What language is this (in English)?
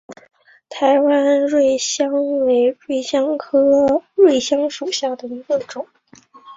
Chinese